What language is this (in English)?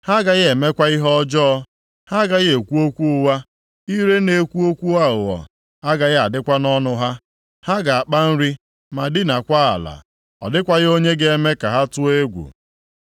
Igbo